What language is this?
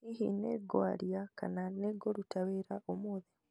Kikuyu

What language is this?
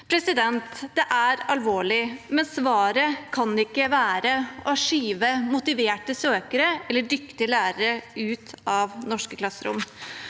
Norwegian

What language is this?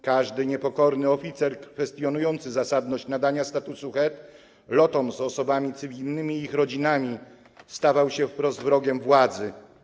Polish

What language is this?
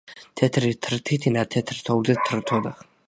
Georgian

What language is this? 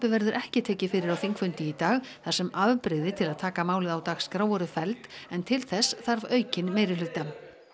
Icelandic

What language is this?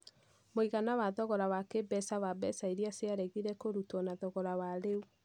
Kikuyu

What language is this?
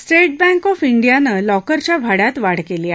Marathi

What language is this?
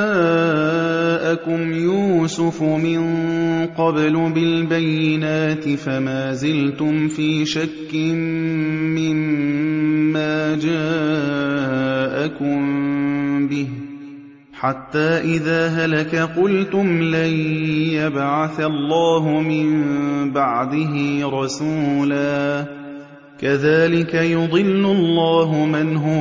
Arabic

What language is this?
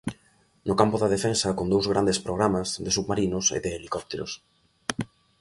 Galician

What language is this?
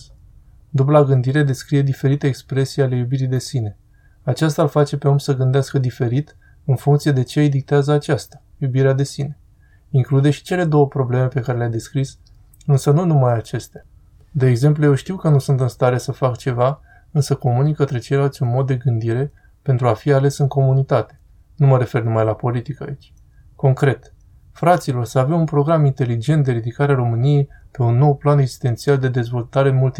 Romanian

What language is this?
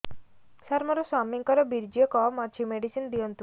Odia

